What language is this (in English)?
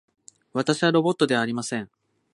Japanese